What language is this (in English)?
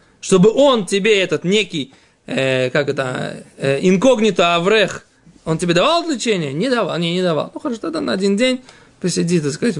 Russian